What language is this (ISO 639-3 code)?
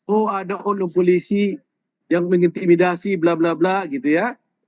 ind